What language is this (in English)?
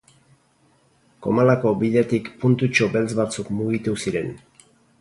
Basque